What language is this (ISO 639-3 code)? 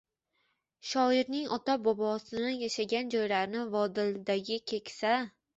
uzb